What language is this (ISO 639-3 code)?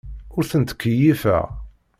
kab